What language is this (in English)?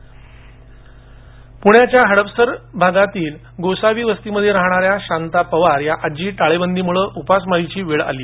Marathi